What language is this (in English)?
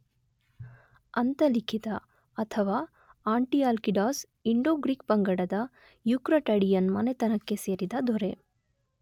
Kannada